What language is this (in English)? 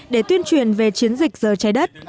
Vietnamese